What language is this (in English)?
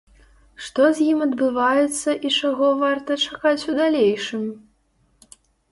Belarusian